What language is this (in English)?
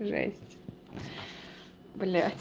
Russian